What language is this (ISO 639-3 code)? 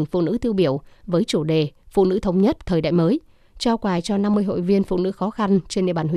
vie